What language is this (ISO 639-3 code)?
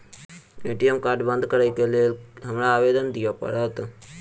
mai